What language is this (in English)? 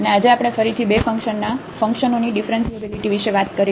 Gujarati